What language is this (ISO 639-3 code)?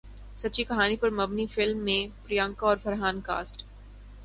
urd